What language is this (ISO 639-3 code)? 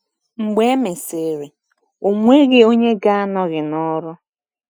ibo